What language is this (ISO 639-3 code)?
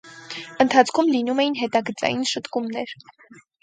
hye